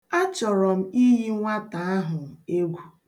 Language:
Igbo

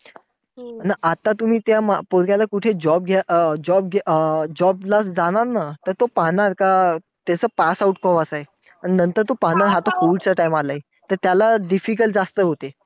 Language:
Marathi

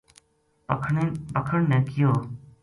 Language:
Gujari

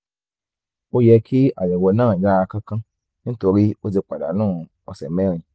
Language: Yoruba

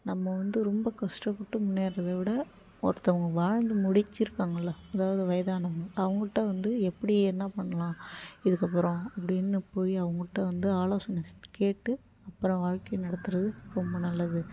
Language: Tamil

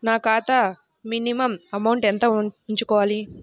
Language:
Telugu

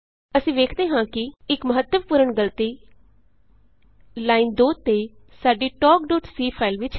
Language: Punjabi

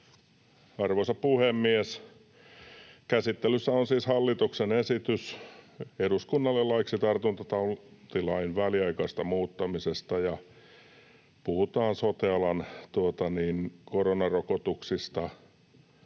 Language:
Finnish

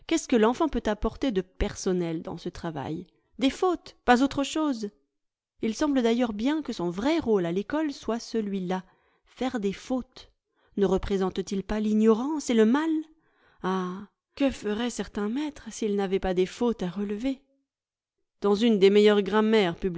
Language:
French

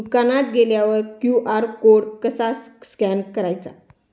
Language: Marathi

